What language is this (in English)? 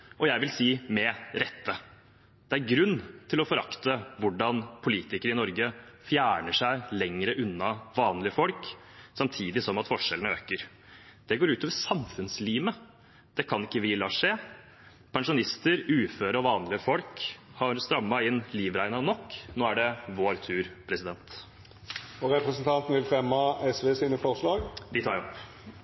Norwegian